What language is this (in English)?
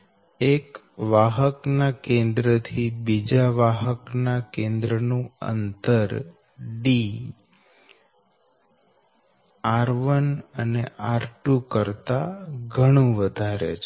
Gujarati